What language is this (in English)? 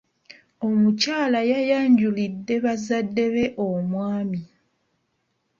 Ganda